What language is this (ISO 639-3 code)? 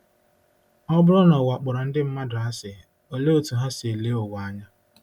ibo